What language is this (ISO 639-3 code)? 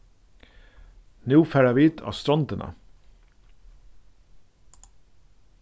fao